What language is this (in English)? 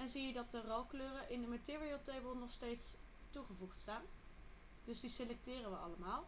Dutch